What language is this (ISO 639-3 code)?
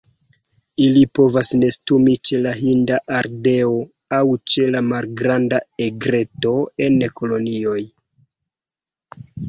epo